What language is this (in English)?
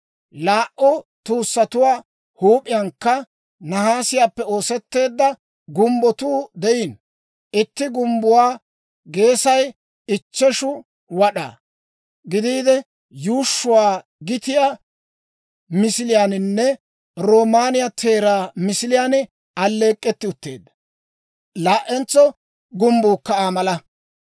Dawro